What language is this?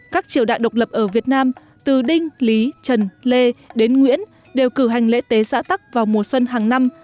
Vietnamese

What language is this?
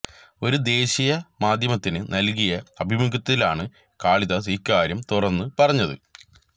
Malayalam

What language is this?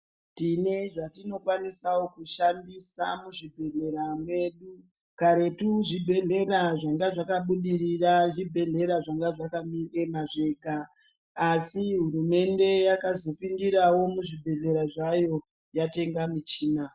Ndau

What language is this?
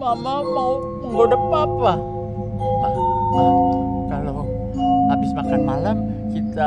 Indonesian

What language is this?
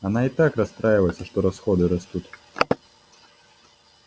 Russian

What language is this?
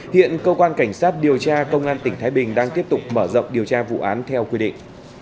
Vietnamese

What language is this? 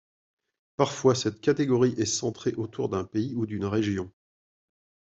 French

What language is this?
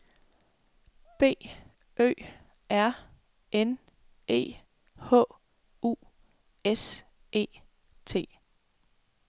Danish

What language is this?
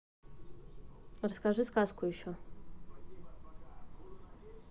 Russian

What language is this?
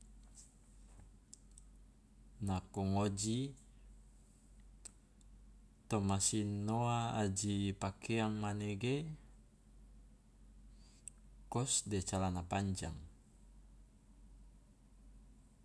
Loloda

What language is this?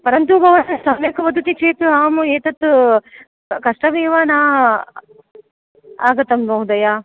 Sanskrit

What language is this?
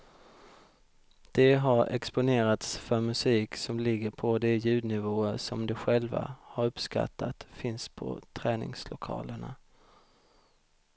Swedish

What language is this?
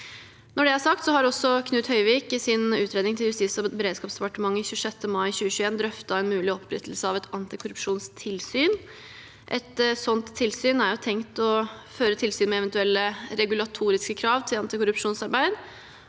Norwegian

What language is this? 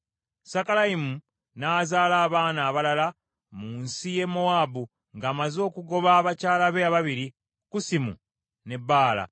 Ganda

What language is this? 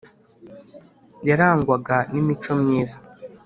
Kinyarwanda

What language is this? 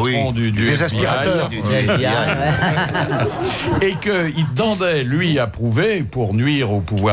French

